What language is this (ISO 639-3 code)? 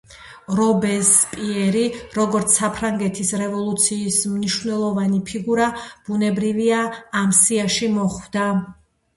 kat